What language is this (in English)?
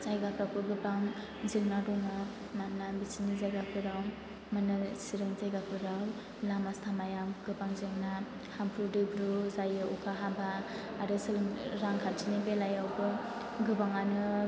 Bodo